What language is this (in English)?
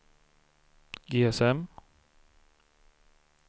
Swedish